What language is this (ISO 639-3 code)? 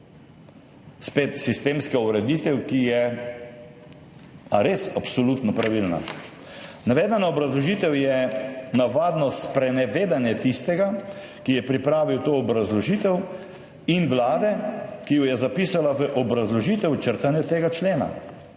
slv